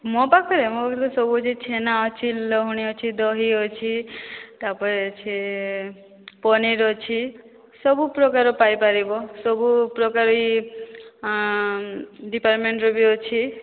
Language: Odia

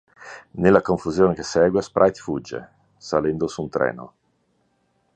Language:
Italian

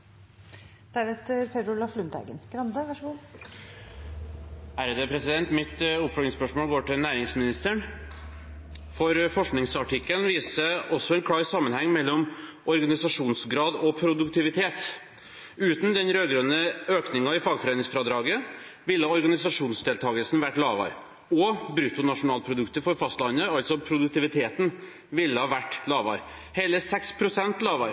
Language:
Norwegian Bokmål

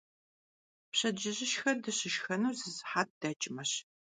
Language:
Kabardian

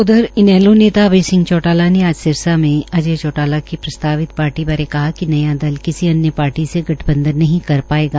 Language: Hindi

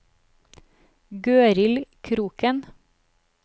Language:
Norwegian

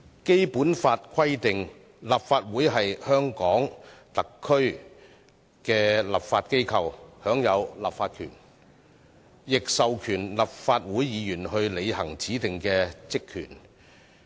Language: Cantonese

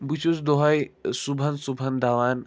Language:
Kashmiri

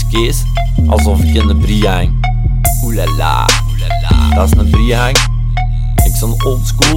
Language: Dutch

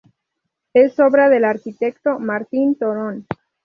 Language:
Spanish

